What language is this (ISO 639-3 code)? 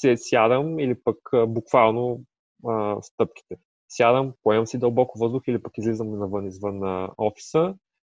bul